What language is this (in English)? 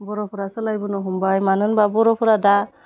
Bodo